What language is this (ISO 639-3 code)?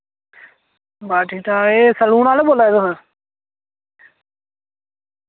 doi